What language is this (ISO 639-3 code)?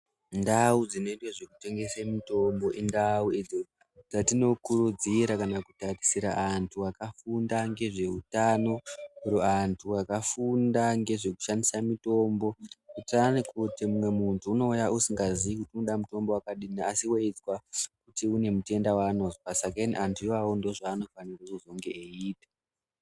ndc